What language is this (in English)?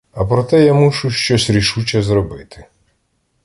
Ukrainian